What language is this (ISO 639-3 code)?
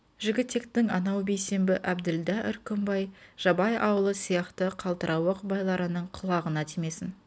kaz